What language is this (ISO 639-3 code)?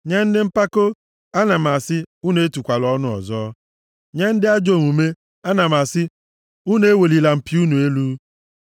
ibo